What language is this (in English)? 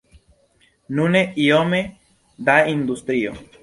Esperanto